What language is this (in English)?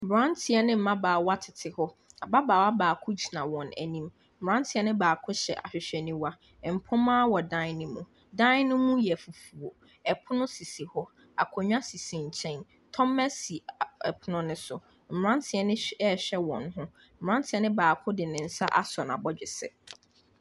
Akan